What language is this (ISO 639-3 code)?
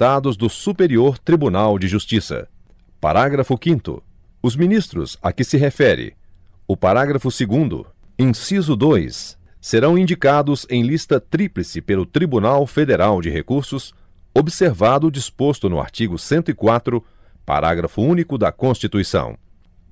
por